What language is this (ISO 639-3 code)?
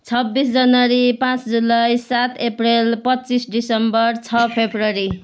nep